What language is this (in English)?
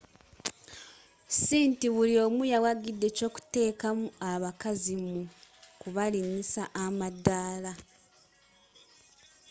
Ganda